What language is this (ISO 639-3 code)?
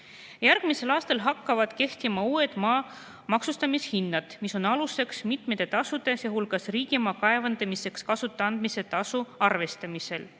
est